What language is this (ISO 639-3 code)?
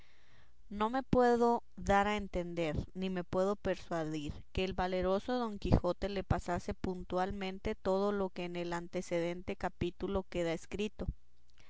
spa